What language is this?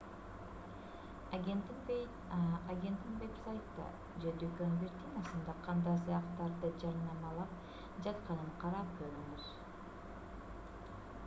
Kyrgyz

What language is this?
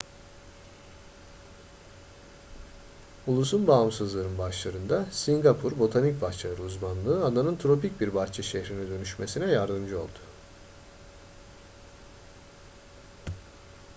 Turkish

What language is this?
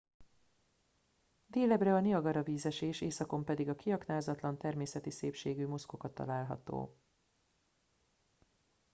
Hungarian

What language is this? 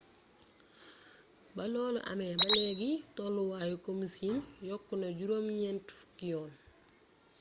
Wolof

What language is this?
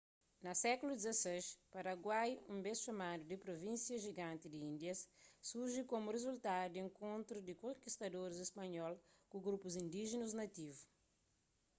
Kabuverdianu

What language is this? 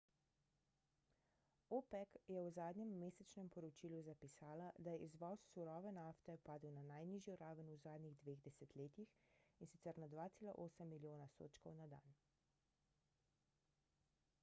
Slovenian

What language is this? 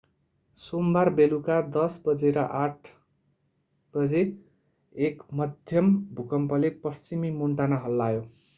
Nepali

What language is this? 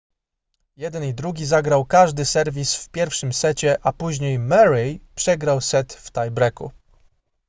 Polish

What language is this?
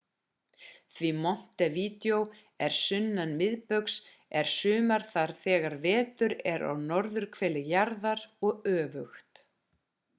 Icelandic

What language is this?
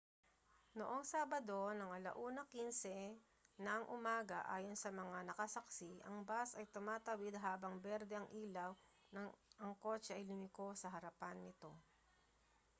Filipino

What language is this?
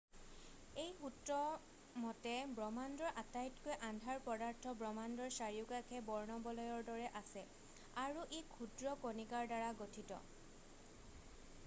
Assamese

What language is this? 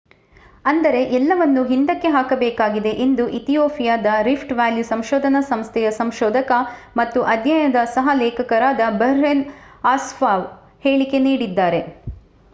Kannada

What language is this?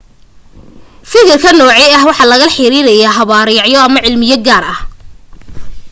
Somali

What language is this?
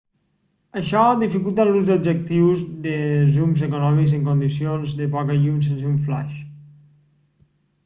Catalan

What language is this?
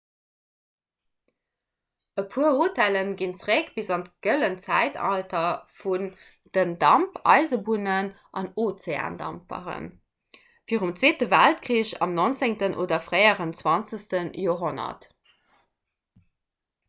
Luxembourgish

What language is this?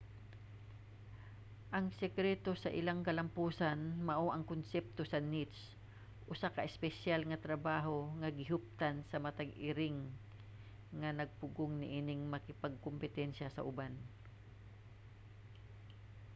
Cebuano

